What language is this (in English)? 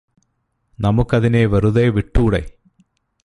Malayalam